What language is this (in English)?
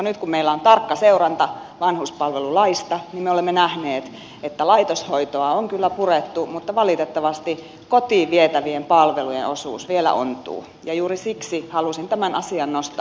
Finnish